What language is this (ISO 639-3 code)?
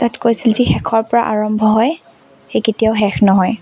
asm